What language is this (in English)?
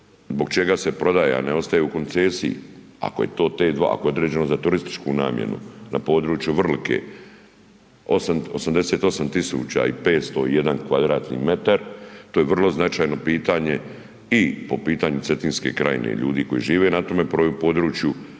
Croatian